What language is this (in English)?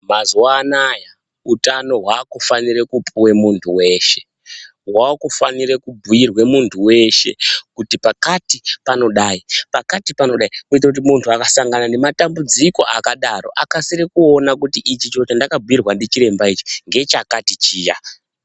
Ndau